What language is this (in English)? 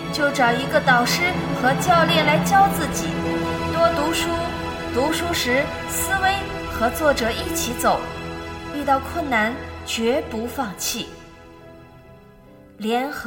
Chinese